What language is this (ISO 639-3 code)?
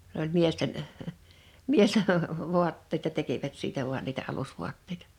fin